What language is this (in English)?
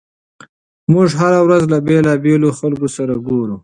Pashto